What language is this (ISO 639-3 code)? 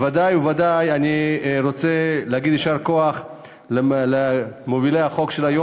heb